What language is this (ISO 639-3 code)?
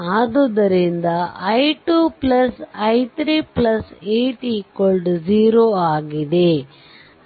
kan